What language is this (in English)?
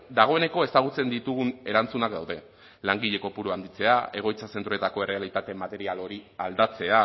Basque